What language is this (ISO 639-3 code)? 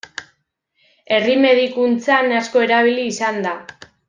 eus